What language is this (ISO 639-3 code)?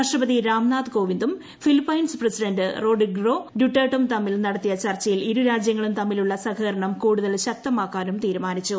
mal